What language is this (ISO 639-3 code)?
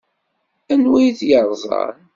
kab